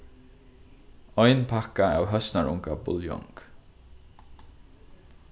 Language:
Faroese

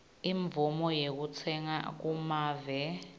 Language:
Swati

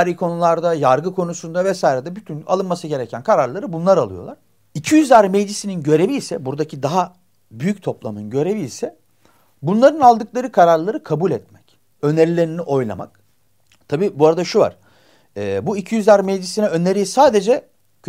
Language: Turkish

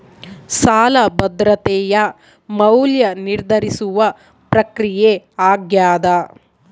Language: Kannada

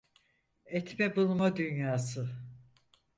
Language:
Turkish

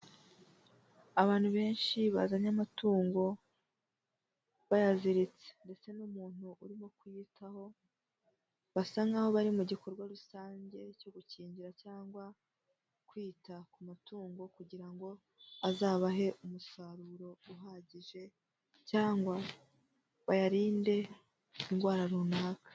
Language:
Kinyarwanda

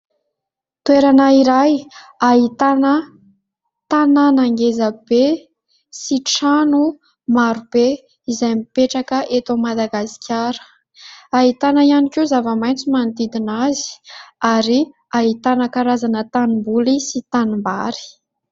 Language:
Malagasy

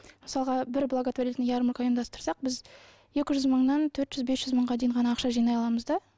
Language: Kazakh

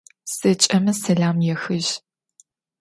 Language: Adyghe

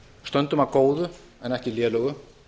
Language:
Icelandic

